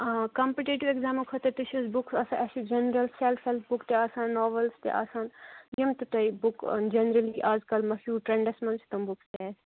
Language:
Kashmiri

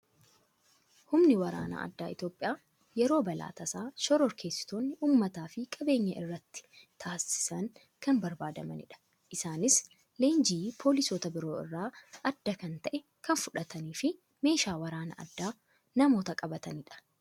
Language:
Oromo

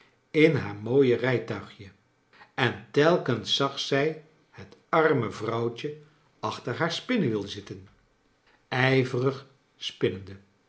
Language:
Dutch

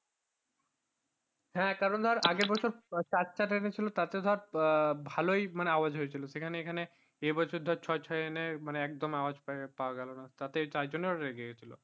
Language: Bangla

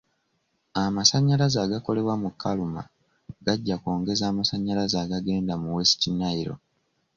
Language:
Ganda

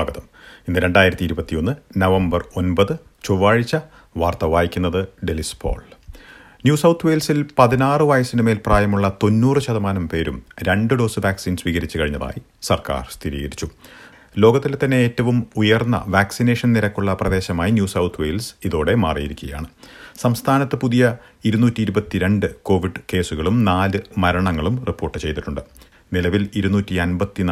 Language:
Malayalam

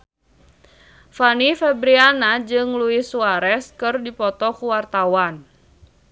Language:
Sundanese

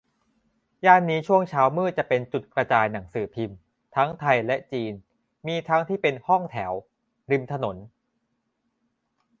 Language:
Thai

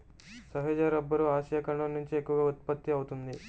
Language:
Telugu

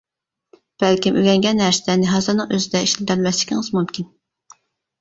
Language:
Uyghur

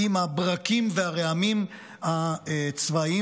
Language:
Hebrew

